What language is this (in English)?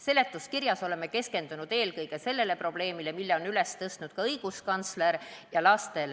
Estonian